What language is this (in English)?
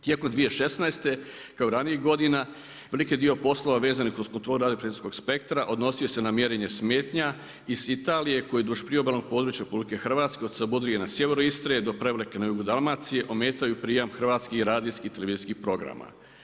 Croatian